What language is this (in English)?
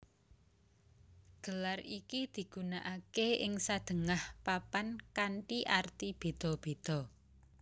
Javanese